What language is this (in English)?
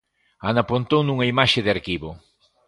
Galician